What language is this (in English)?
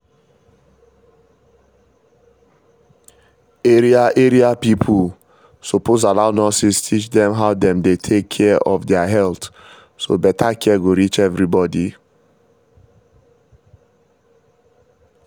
Nigerian Pidgin